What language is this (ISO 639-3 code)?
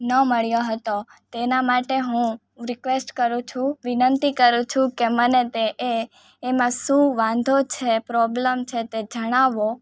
guj